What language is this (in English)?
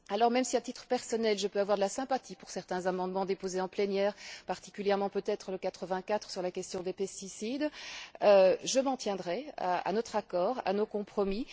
French